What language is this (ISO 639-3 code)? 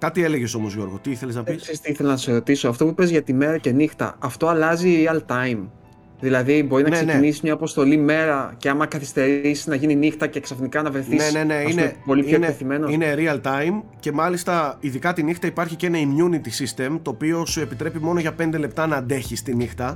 ell